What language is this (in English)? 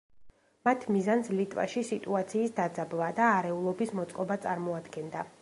Georgian